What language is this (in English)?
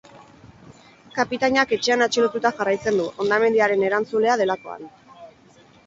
Basque